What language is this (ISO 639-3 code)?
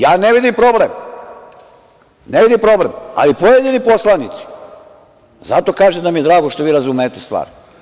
srp